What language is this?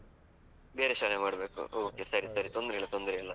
Kannada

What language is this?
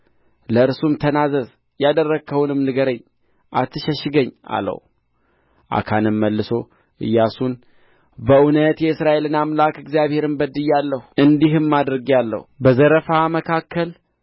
Amharic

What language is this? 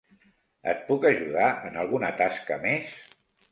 Catalan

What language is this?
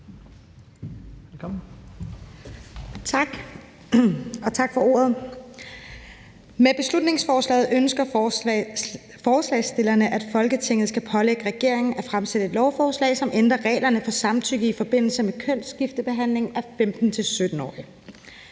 Danish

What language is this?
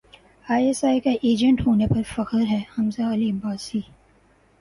Urdu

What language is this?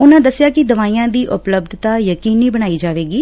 Punjabi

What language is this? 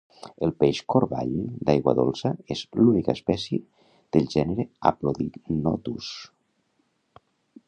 Catalan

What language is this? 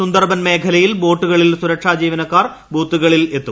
Malayalam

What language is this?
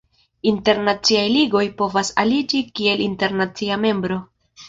Esperanto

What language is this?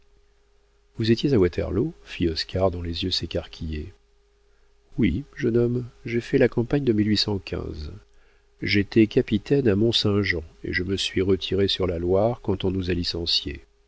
French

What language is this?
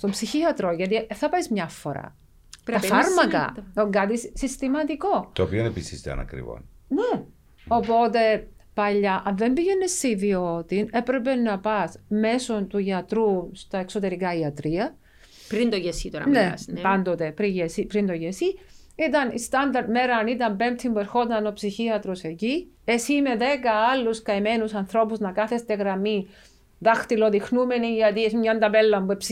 Greek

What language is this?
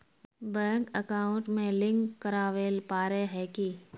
Magahi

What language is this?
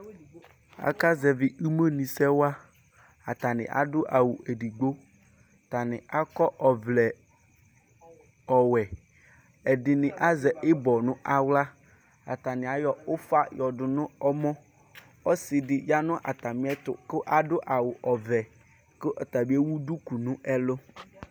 Ikposo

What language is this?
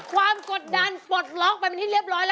Thai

